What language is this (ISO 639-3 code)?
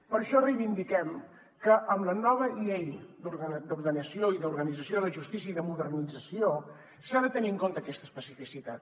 cat